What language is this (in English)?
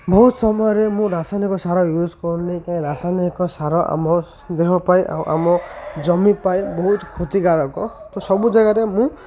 Odia